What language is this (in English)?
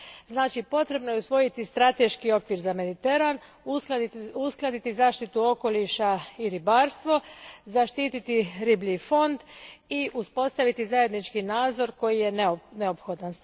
Croatian